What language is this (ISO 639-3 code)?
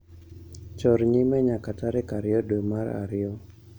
luo